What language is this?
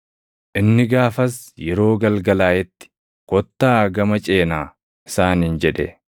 Oromo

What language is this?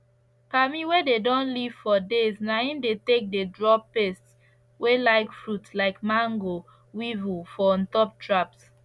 Nigerian Pidgin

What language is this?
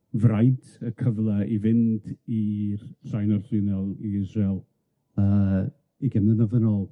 Welsh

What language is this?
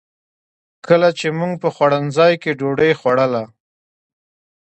Pashto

